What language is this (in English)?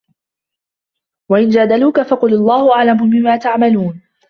Arabic